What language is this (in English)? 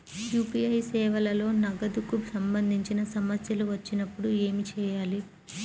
Telugu